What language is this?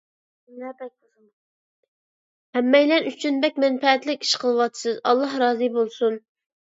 Uyghur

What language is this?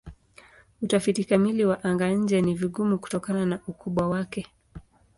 Swahili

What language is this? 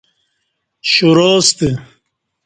Kati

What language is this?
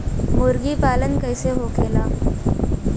Bhojpuri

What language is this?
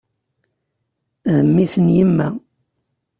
Kabyle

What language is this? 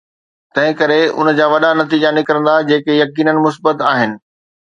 Sindhi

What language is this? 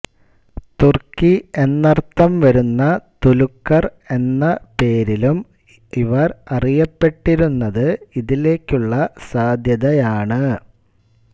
Malayalam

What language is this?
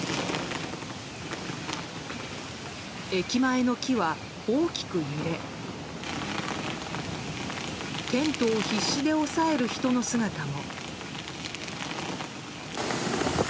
Japanese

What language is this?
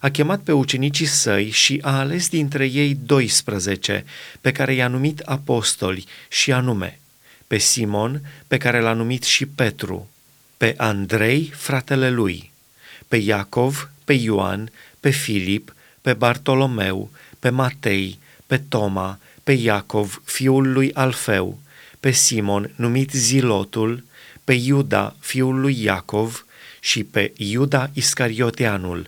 Romanian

